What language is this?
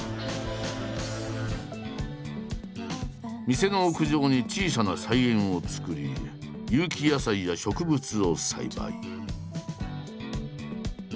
Japanese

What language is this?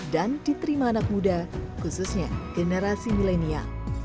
Indonesian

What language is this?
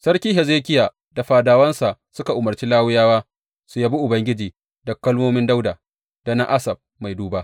Hausa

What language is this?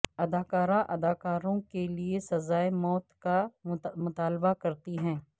Urdu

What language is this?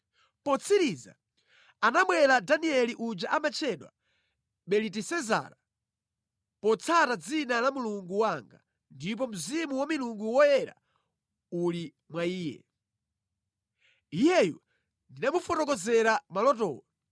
Nyanja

